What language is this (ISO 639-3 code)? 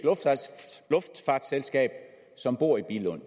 dan